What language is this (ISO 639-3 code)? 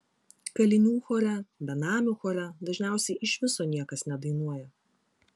lit